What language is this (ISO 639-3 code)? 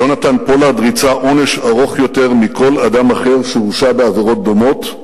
heb